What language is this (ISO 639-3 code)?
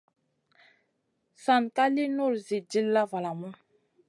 mcn